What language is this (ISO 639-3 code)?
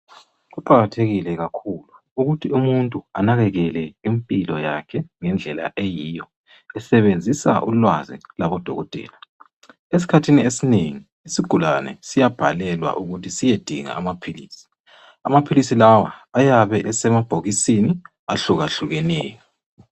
nde